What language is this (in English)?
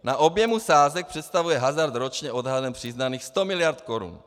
Czech